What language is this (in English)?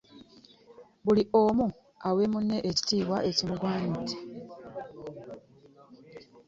Ganda